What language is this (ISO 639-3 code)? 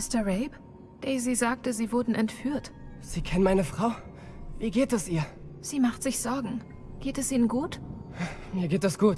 deu